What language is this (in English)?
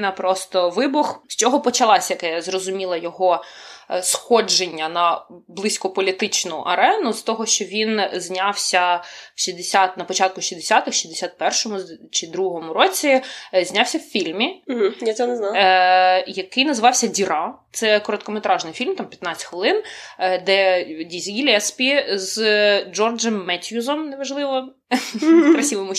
Ukrainian